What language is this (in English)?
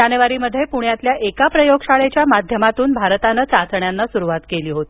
Marathi